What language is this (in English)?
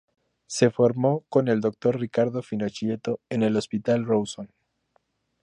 Spanish